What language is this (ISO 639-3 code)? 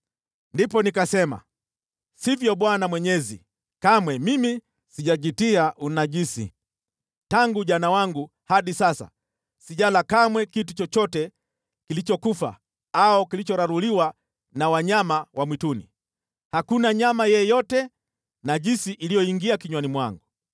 swa